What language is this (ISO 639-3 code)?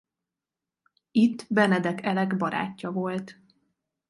hun